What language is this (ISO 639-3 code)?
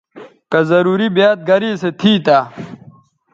btv